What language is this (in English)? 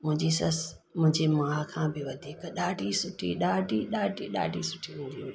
Sindhi